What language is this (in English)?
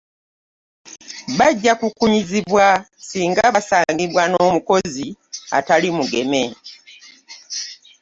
Ganda